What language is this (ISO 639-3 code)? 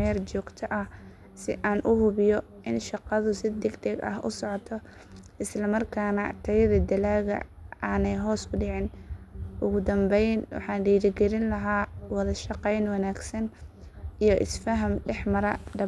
som